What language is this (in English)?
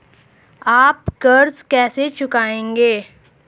Hindi